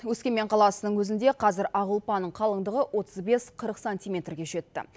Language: Kazakh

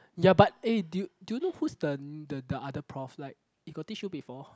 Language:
English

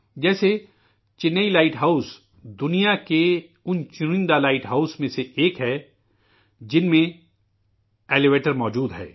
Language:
Urdu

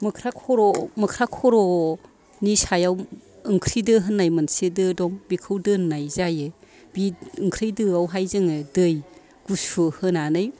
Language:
Bodo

